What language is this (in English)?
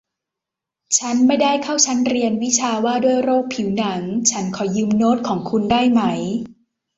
Thai